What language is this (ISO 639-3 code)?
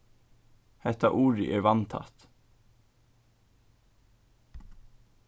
fao